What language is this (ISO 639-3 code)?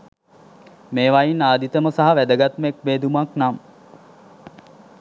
sin